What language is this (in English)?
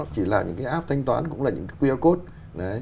Vietnamese